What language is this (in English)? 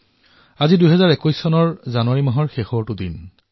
Assamese